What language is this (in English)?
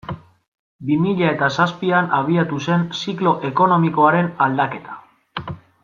Basque